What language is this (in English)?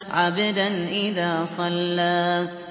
Arabic